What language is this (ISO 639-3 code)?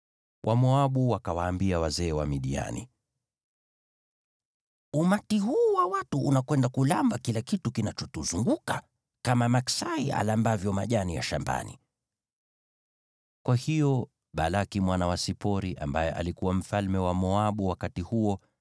swa